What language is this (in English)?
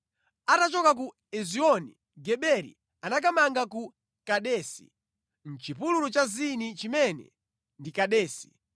Nyanja